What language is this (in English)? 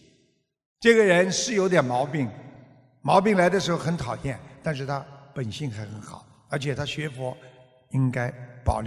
Chinese